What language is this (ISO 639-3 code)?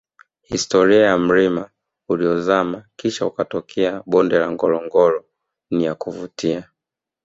swa